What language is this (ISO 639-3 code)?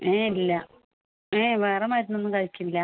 mal